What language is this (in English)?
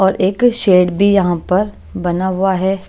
Hindi